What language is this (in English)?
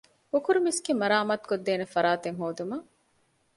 Divehi